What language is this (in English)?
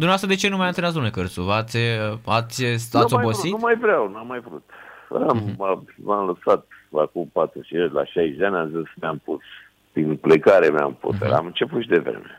Romanian